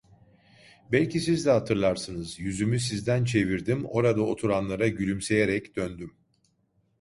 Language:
Turkish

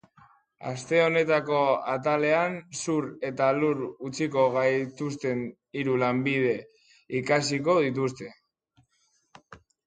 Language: Basque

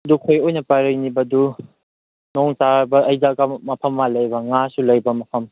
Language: Manipuri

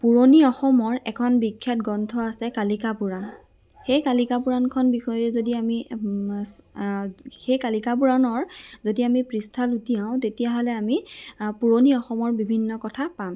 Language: Assamese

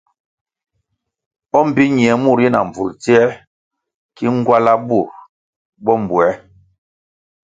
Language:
Kwasio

